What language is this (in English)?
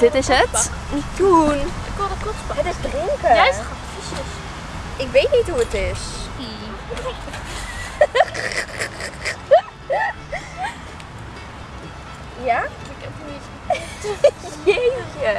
Dutch